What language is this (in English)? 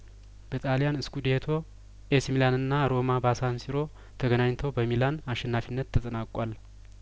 Amharic